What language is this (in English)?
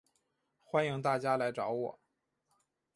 Chinese